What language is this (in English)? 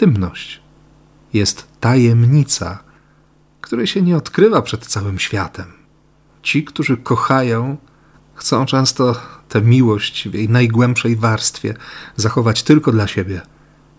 Polish